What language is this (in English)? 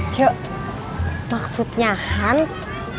Indonesian